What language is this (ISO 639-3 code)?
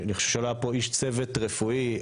heb